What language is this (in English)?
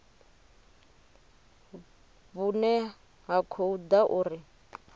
Venda